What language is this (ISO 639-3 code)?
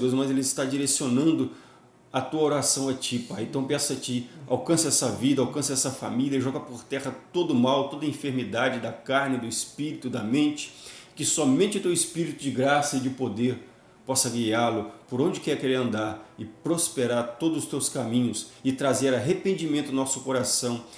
por